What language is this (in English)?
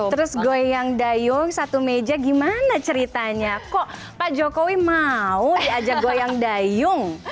Indonesian